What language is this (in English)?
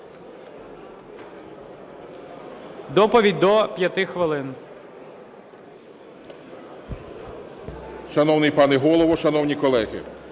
Ukrainian